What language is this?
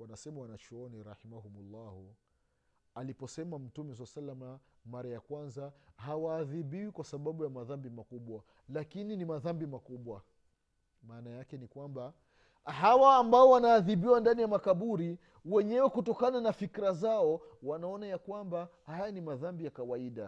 Swahili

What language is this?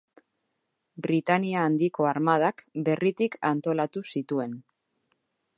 Basque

